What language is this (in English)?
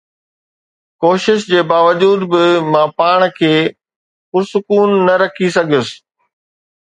Sindhi